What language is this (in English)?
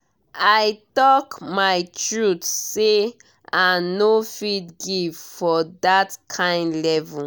Nigerian Pidgin